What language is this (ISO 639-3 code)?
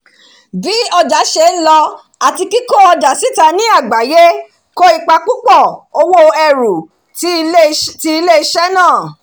yor